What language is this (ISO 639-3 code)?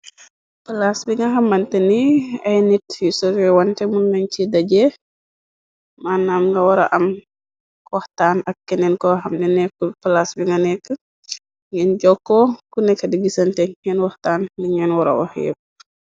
wol